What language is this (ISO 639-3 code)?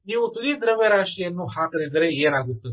kan